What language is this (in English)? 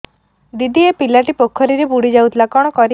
Odia